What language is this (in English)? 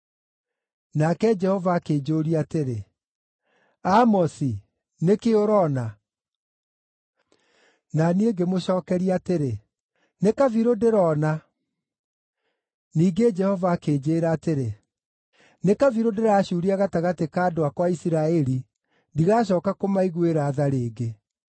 Kikuyu